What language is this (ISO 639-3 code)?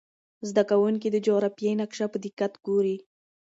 pus